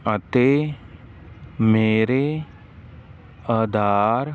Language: Punjabi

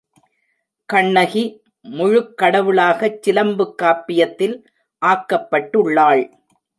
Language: Tamil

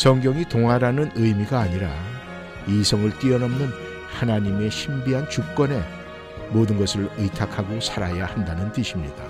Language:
Korean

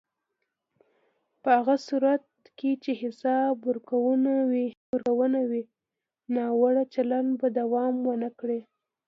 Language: Pashto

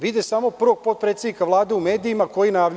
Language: Serbian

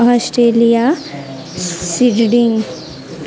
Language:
Odia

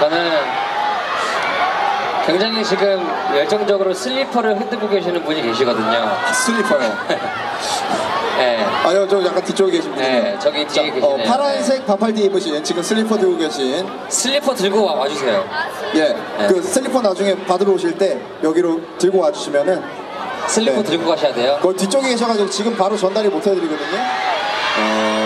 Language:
Korean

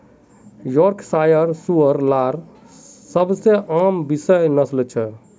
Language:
Magahi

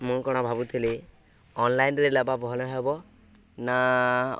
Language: Odia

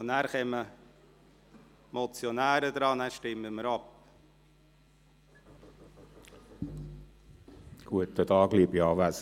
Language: Swiss German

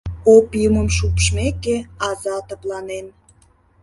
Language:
Mari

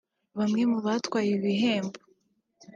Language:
Kinyarwanda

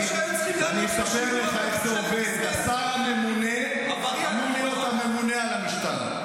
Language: Hebrew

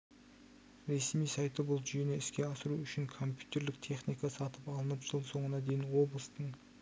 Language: Kazakh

